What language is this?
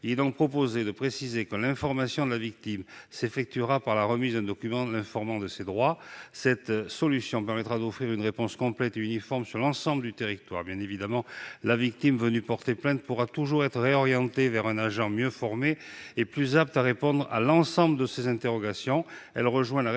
French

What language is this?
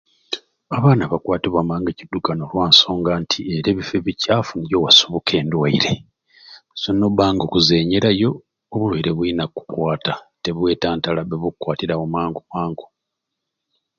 Ruuli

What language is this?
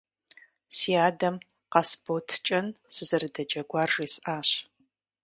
Kabardian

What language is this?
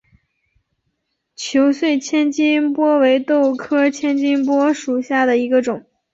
Chinese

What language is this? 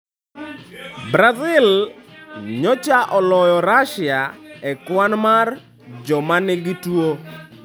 Luo (Kenya and Tanzania)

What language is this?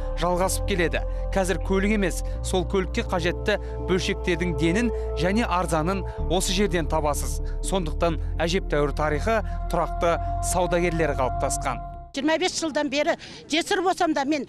Turkish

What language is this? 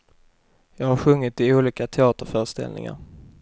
Swedish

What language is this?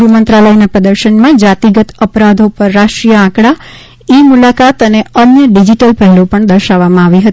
Gujarati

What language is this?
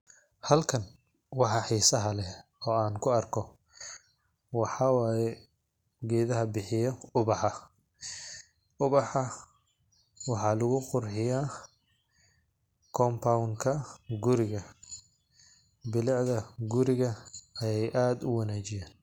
Somali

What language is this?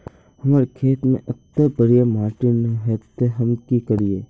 Magahi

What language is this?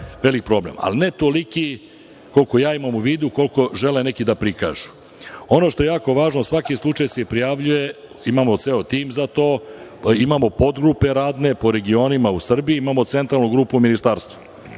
Serbian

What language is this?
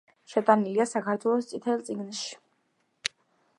Georgian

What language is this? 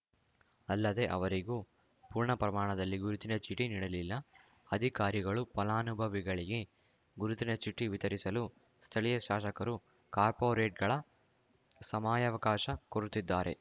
Kannada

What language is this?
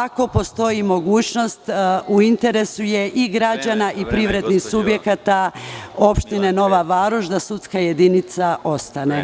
Serbian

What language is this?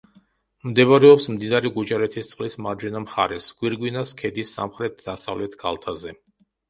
Georgian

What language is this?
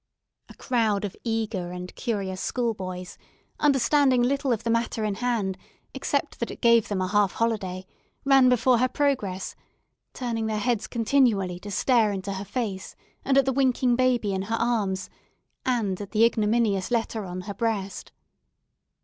English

